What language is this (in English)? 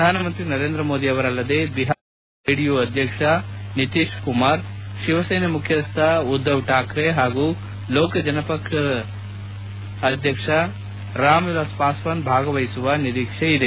Kannada